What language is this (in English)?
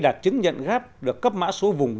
Vietnamese